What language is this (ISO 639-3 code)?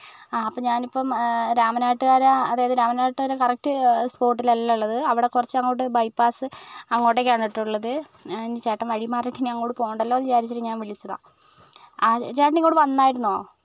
mal